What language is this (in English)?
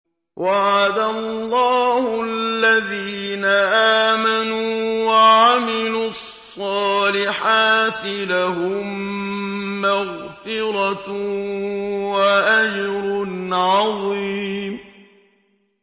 Arabic